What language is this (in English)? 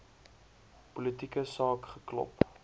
Afrikaans